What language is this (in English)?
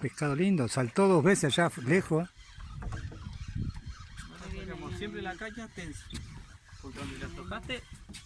Spanish